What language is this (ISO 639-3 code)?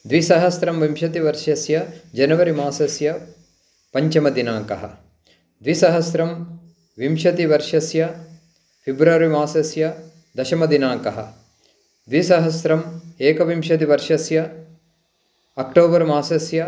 san